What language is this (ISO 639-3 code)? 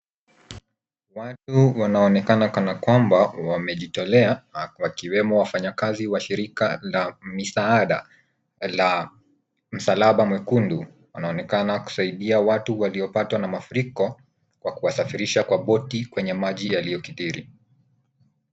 swa